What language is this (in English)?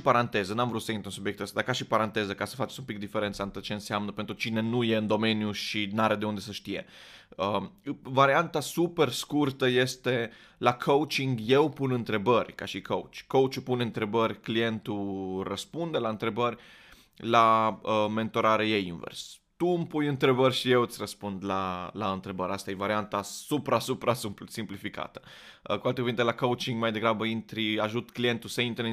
Romanian